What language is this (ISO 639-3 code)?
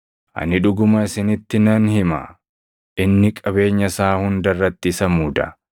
orm